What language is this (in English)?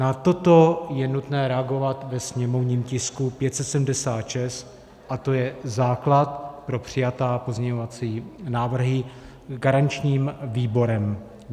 Czech